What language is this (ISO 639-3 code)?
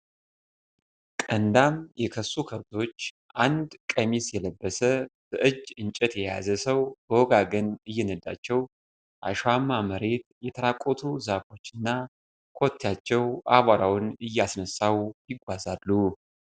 amh